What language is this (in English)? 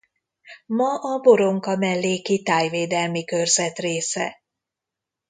Hungarian